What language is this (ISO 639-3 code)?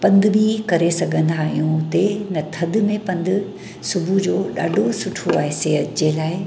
snd